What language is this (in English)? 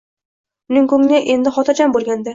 Uzbek